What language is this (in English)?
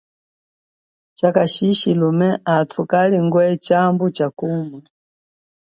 Chokwe